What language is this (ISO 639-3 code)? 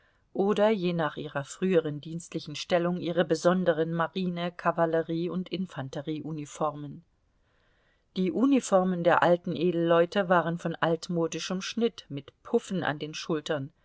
deu